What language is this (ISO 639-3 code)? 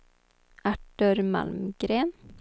swe